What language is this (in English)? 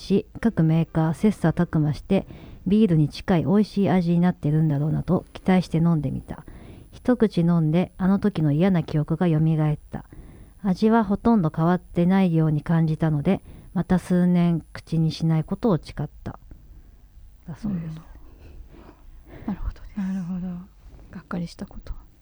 Japanese